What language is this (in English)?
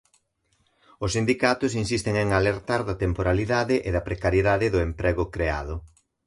Galician